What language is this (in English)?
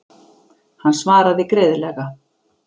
Icelandic